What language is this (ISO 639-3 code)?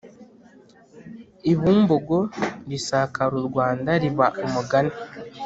kin